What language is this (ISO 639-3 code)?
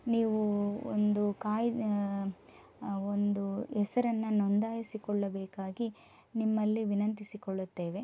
kan